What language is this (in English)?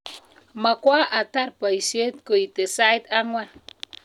Kalenjin